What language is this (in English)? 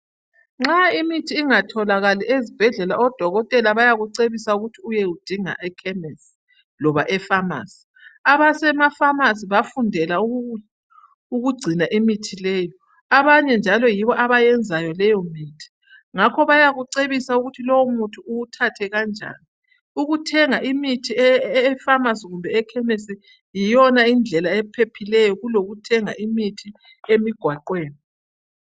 North Ndebele